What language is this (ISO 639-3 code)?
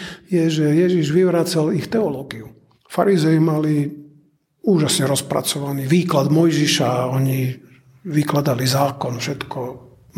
slk